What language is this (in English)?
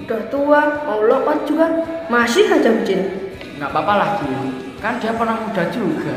Indonesian